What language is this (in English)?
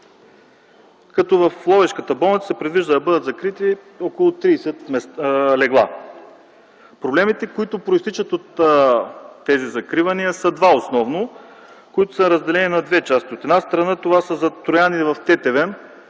Bulgarian